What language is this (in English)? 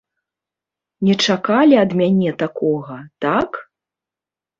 Belarusian